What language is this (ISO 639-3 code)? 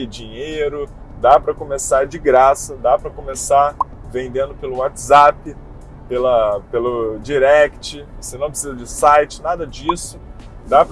por